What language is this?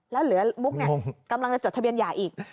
Thai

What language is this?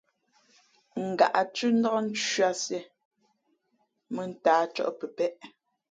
Fe'fe'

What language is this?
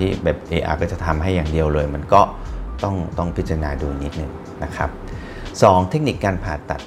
Thai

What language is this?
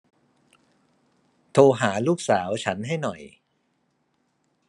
Thai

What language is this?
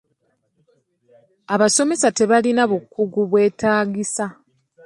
Ganda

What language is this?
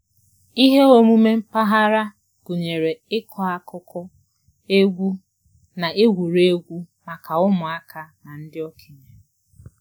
Igbo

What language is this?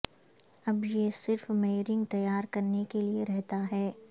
Urdu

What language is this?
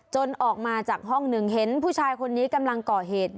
Thai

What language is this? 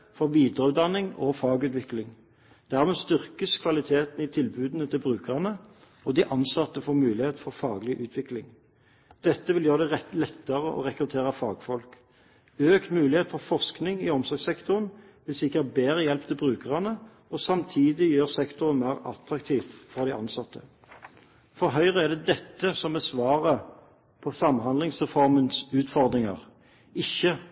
Norwegian Bokmål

